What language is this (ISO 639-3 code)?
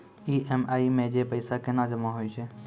mai